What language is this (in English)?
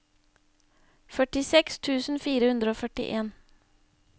Norwegian